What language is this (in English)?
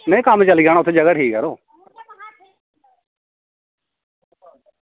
Dogri